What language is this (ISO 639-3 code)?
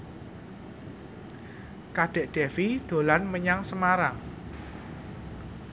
jav